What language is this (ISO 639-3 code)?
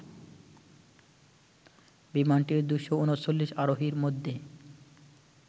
ben